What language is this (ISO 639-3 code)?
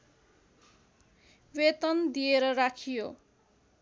nep